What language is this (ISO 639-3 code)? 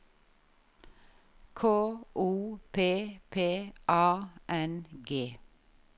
nor